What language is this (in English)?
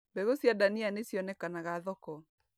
Kikuyu